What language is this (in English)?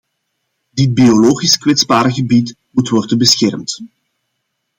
Dutch